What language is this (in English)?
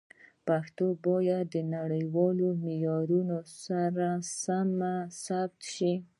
Pashto